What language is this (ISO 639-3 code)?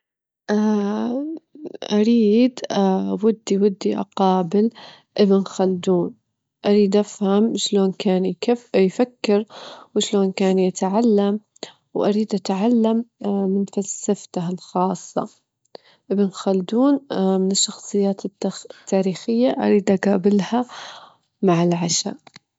afb